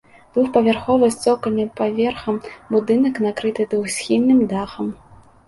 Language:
Belarusian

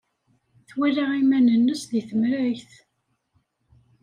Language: Kabyle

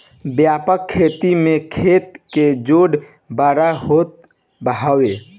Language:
Bhojpuri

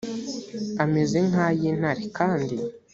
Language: Kinyarwanda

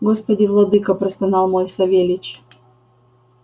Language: Russian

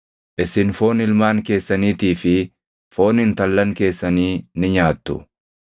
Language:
Oromo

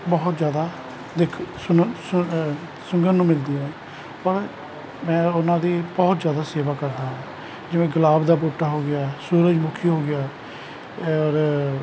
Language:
Punjabi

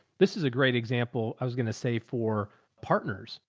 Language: English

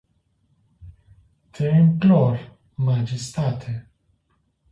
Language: Romanian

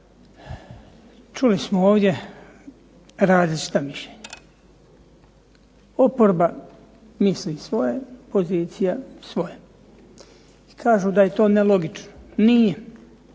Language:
Croatian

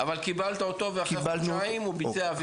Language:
Hebrew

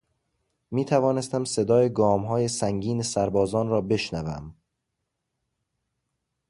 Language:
Persian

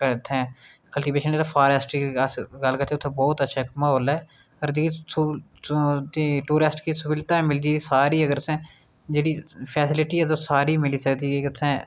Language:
Dogri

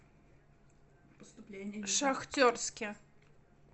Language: Russian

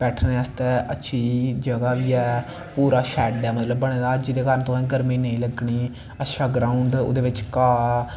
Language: Dogri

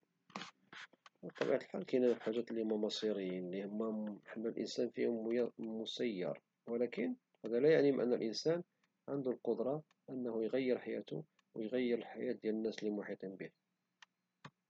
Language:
Moroccan Arabic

